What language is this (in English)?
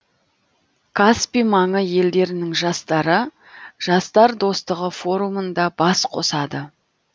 Kazakh